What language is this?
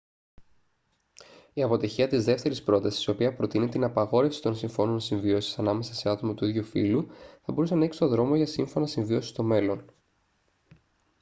Greek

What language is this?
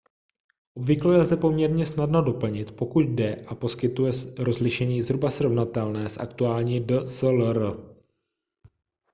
Czech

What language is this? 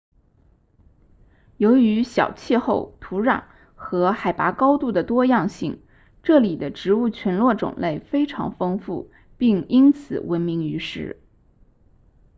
Chinese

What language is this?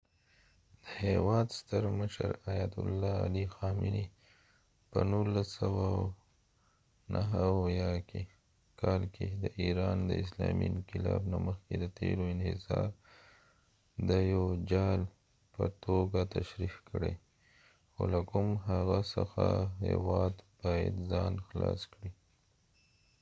Pashto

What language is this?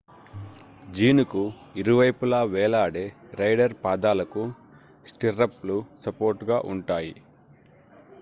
Telugu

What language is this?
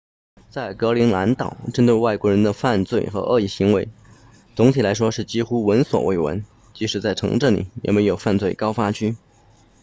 Chinese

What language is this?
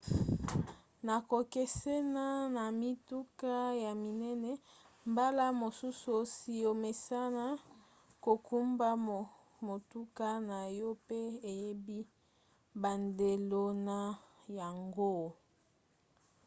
Lingala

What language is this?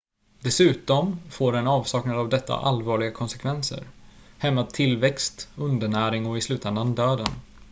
Swedish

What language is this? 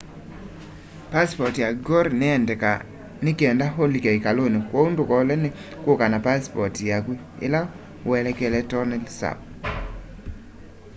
Kamba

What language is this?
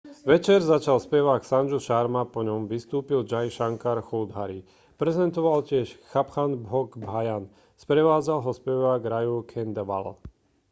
Slovak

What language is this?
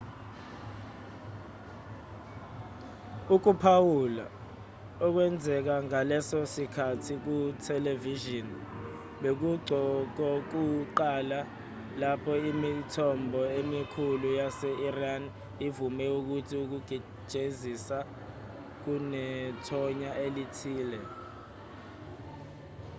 Zulu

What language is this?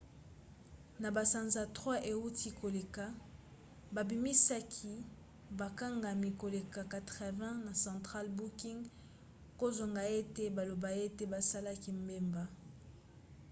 Lingala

